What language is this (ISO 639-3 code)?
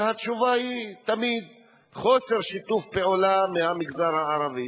heb